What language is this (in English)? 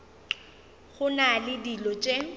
Northern Sotho